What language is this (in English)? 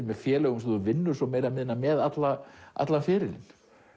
Icelandic